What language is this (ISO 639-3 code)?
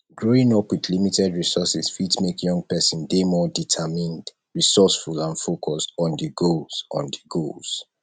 pcm